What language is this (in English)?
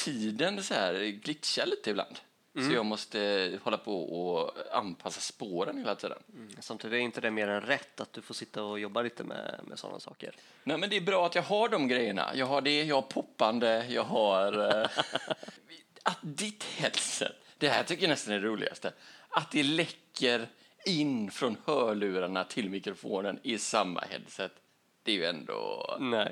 Swedish